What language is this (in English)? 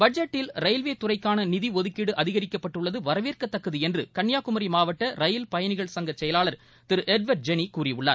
Tamil